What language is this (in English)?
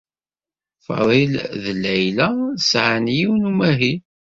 Kabyle